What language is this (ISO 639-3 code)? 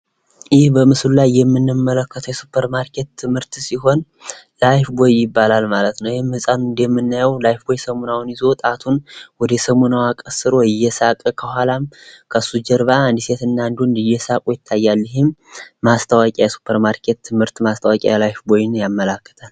amh